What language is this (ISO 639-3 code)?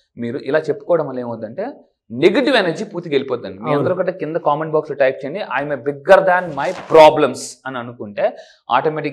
tel